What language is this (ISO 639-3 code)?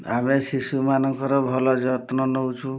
ori